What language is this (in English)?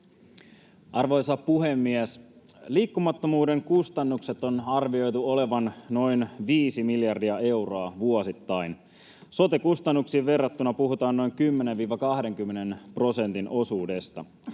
Finnish